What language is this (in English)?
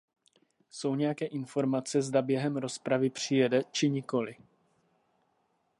Czech